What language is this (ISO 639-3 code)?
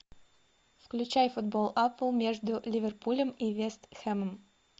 rus